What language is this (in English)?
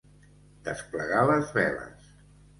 Catalan